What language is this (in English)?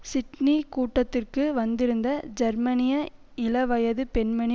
Tamil